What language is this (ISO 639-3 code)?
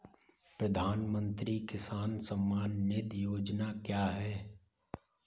hin